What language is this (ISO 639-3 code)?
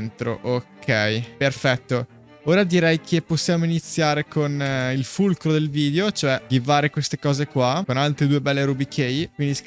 ita